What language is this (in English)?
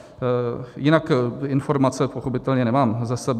Czech